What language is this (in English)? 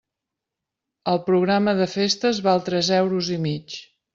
Catalan